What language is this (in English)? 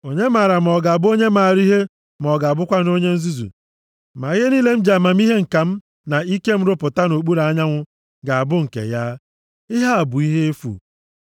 Igbo